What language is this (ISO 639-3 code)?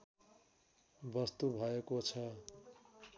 nep